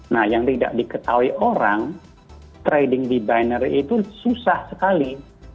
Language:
Indonesian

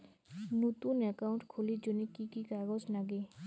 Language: Bangla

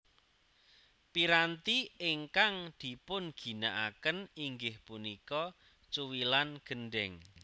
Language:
Javanese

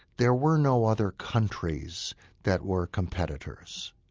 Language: English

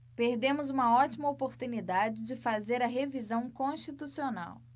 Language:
Portuguese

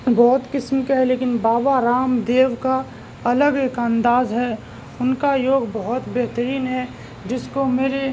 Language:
Urdu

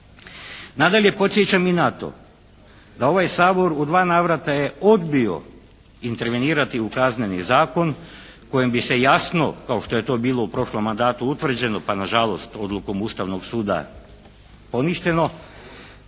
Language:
Croatian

